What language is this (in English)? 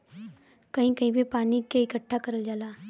Bhojpuri